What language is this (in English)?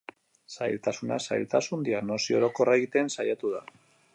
Basque